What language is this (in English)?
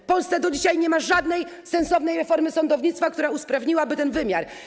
Polish